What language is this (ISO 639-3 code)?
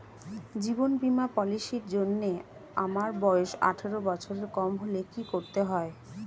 ben